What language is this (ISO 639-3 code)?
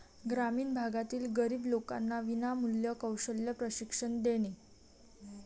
mar